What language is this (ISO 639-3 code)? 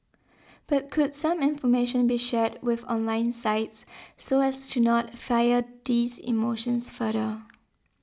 eng